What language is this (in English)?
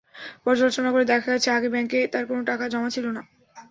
Bangla